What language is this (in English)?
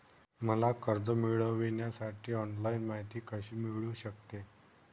Marathi